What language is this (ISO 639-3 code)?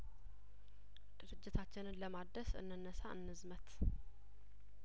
amh